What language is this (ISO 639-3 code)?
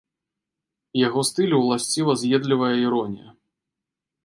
bel